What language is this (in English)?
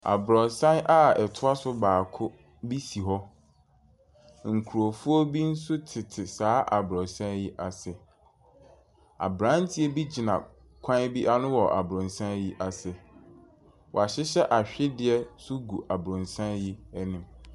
Akan